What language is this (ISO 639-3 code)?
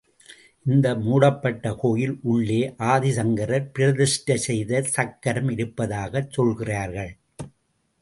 tam